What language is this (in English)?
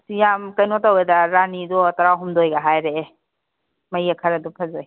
Manipuri